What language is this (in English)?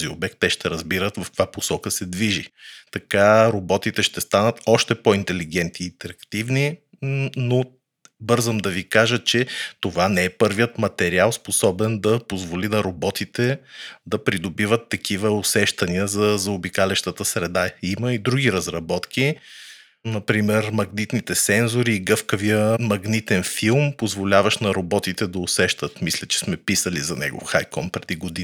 Bulgarian